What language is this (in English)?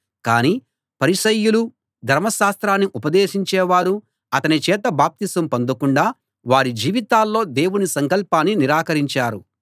Telugu